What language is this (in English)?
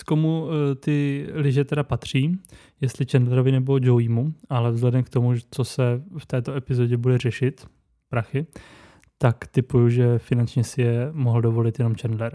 Czech